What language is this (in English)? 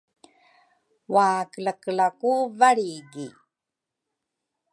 Rukai